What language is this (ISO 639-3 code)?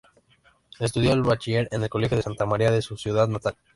spa